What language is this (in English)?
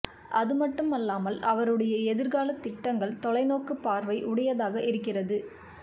Tamil